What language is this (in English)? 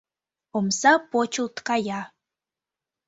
Mari